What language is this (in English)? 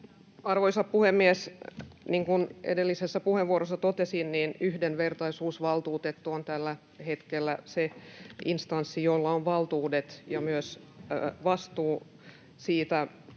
Finnish